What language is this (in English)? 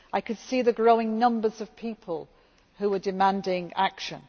English